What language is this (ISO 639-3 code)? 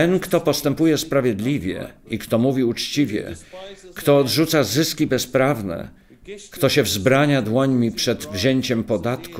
pol